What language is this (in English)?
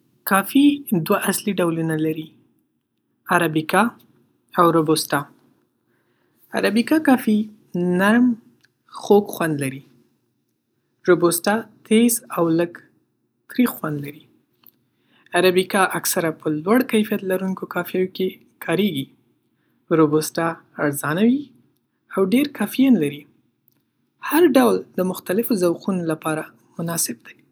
Pashto